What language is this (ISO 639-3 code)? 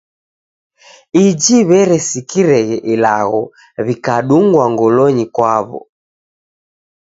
dav